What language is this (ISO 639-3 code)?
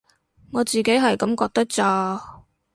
yue